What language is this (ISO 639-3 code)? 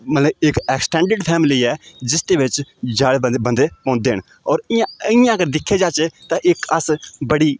doi